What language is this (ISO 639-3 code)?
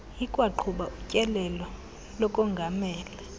xho